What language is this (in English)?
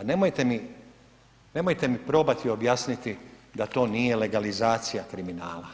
Croatian